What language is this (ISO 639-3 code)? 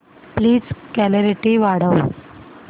mar